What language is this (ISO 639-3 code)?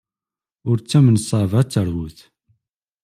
kab